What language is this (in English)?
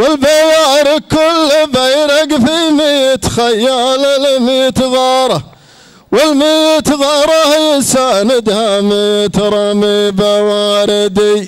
Arabic